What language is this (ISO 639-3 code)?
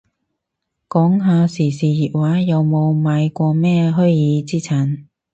yue